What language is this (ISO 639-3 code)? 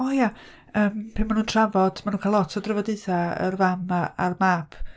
cym